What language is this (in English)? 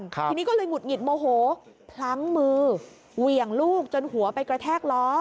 Thai